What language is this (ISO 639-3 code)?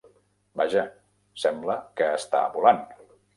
cat